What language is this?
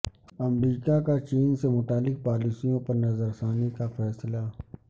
Urdu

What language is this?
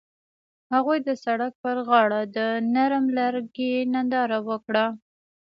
Pashto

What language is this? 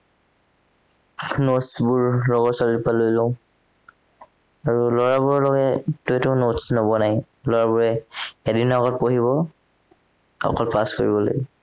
Assamese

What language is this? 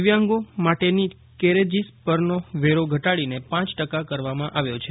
Gujarati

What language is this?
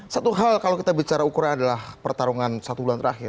Indonesian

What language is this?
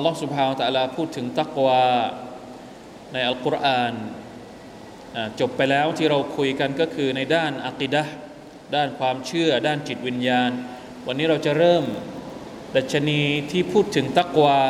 Thai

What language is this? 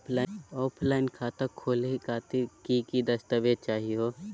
Magahi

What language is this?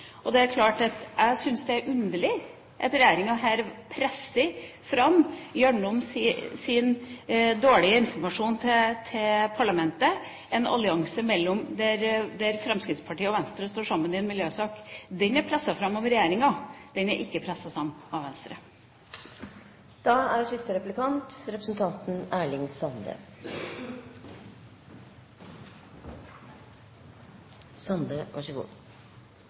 Norwegian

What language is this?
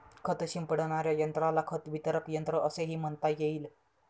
Marathi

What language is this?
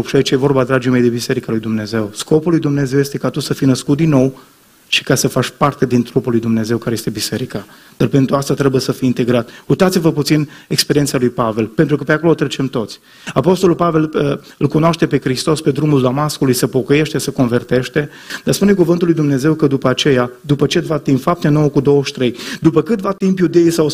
Romanian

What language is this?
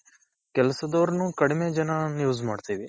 Kannada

